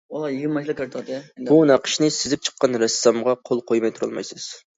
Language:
Uyghur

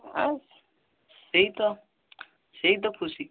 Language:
Odia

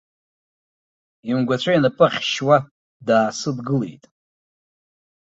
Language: Abkhazian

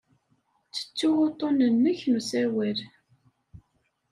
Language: Kabyle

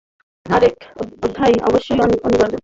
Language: Bangla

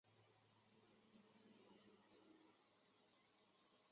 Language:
Chinese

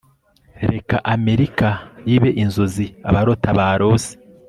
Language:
Kinyarwanda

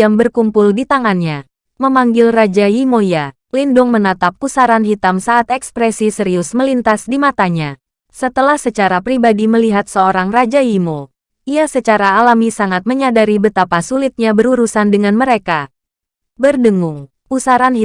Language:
Indonesian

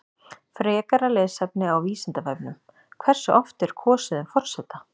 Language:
Icelandic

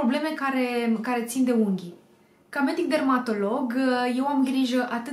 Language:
Romanian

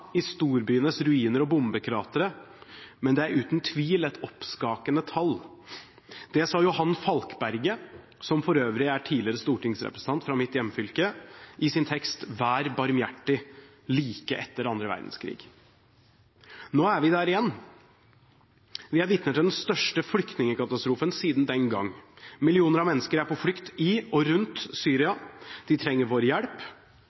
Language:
Norwegian Bokmål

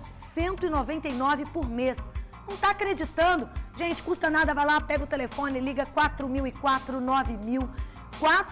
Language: Portuguese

